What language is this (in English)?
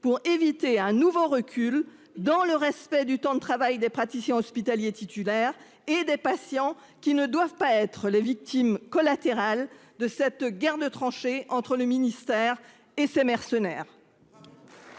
French